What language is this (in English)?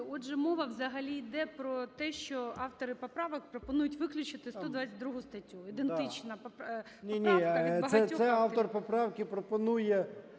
Ukrainian